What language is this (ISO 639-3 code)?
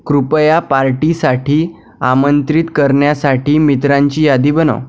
mar